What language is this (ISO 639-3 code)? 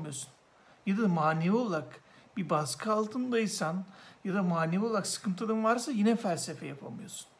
tur